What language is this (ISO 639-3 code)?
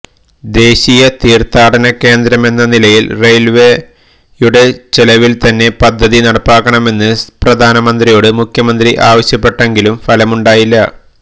mal